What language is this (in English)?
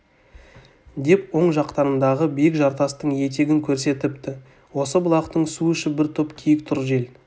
Kazakh